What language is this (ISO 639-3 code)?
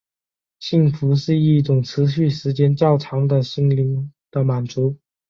zho